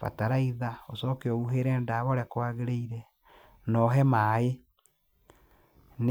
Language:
Kikuyu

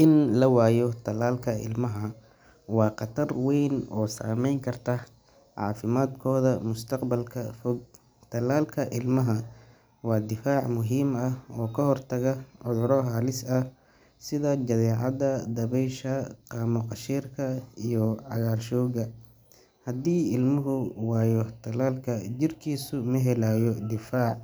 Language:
Somali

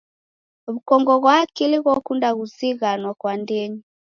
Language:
Taita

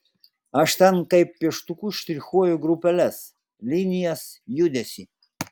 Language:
Lithuanian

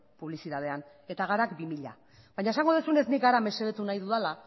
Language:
Basque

